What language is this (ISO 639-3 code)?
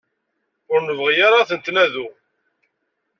kab